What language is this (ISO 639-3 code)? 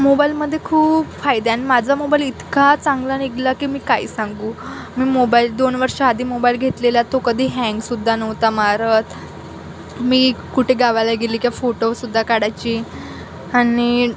mar